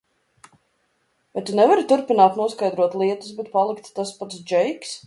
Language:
Latvian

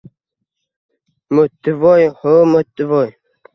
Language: Uzbek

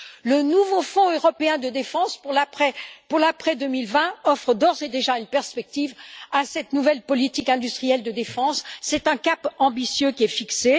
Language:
French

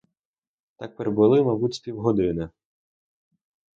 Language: Ukrainian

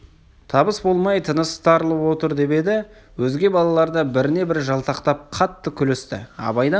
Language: Kazakh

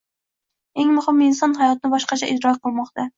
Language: Uzbek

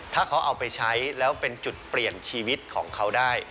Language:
Thai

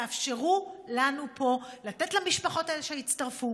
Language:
Hebrew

